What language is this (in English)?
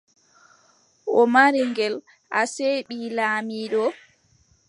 Adamawa Fulfulde